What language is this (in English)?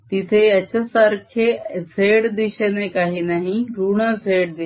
Marathi